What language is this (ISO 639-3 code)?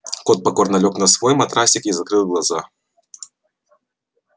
rus